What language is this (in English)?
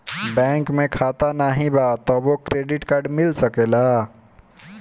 Bhojpuri